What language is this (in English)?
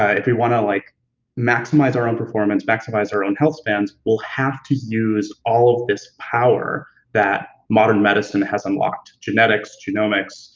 English